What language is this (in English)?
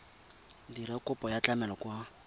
Tswana